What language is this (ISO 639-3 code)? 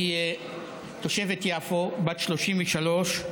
heb